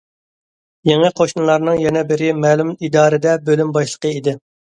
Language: Uyghur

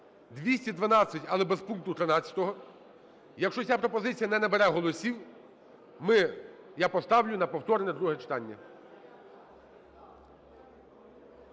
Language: Ukrainian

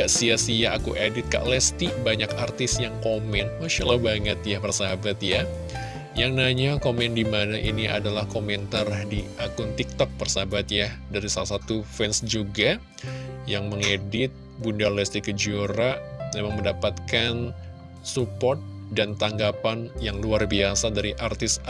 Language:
Indonesian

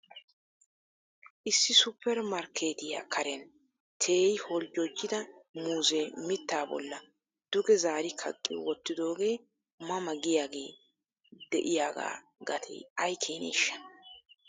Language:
Wolaytta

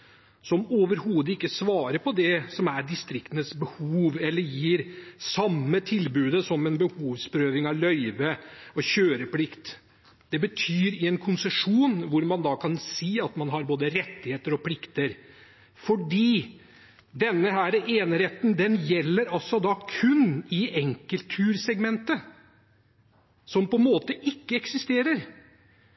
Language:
Norwegian Bokmål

